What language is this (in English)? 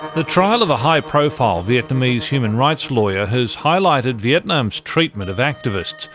English